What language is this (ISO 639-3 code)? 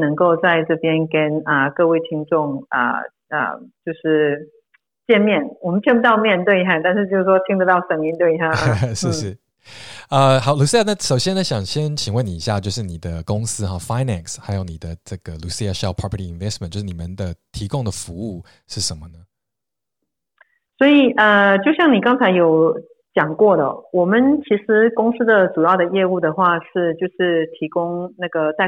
zho